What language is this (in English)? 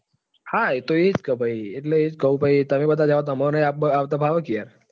Gujarati